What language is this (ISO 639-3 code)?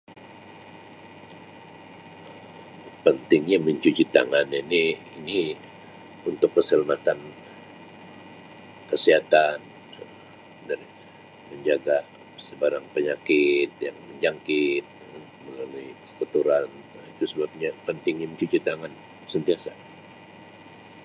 msi